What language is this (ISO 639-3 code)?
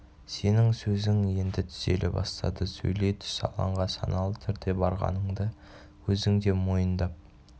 kaz